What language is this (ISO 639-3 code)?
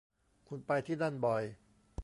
tha